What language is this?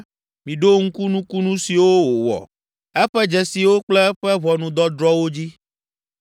Ewe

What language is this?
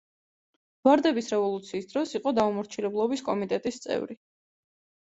Georgian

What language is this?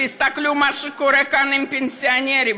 Hebrew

